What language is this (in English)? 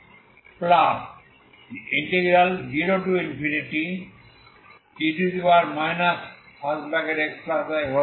Bangla